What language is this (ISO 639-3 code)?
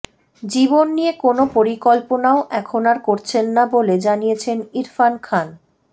ben